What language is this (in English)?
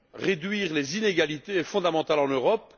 French